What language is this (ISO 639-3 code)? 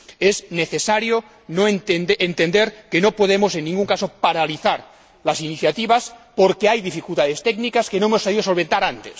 spa